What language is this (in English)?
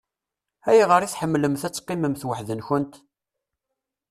Kabyle